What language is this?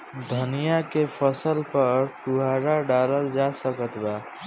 Bhojpuri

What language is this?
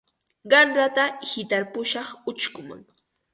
Ambo-Pasco Quechua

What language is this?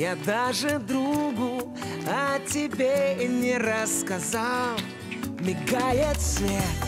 Russian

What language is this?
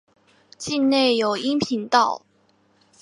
Chinese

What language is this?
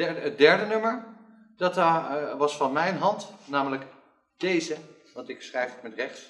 Dutch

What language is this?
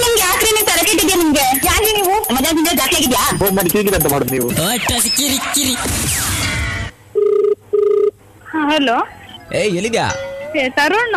Kannada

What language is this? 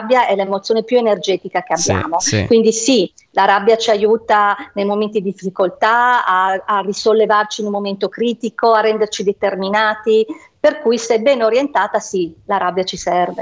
Italian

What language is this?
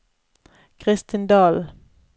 Norwegian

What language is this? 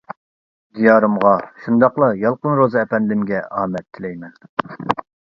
Uyghur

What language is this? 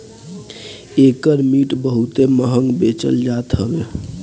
Bhojpuri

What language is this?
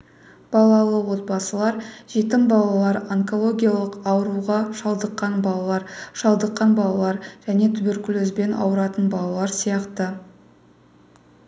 Kazakh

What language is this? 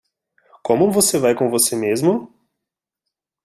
Portuguese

